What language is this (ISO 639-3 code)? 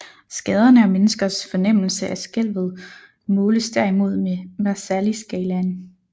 dan